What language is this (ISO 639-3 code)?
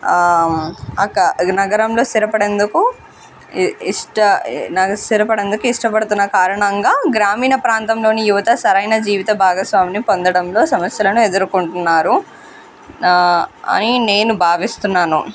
tel